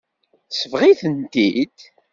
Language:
Kabyle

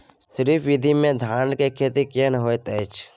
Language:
Maithili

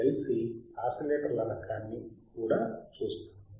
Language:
Telugu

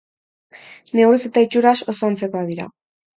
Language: Basque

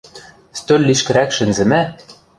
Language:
Western Mari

